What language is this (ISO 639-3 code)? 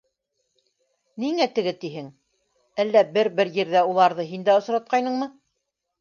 bak